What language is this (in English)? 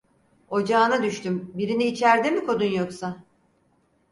Turkish